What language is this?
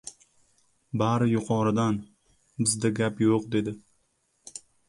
Uzbek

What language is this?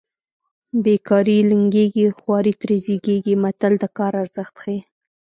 Pashto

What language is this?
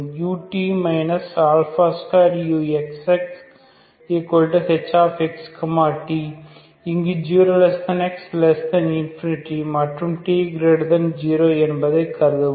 Tamil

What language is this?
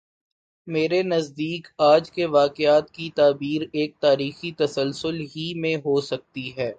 Urdu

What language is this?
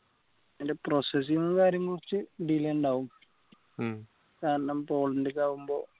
Malayalam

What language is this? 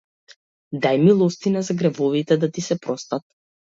Macedonian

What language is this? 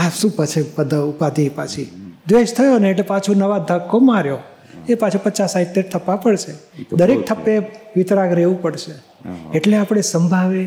Gujarati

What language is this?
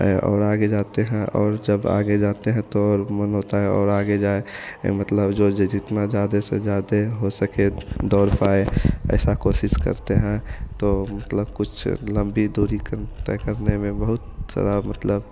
Hindi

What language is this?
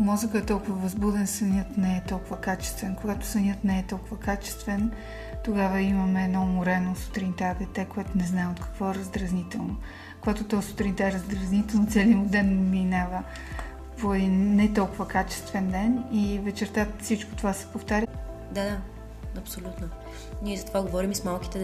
Bulgarian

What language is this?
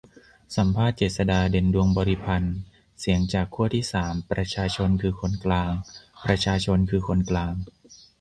Thai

